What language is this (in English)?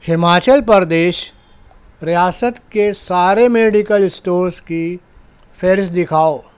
Urdu